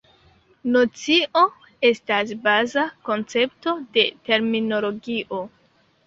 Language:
Esperanto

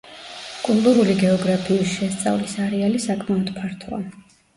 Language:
Georgian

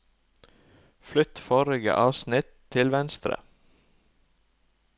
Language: Norwegian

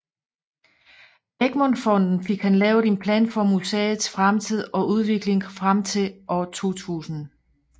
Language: Danish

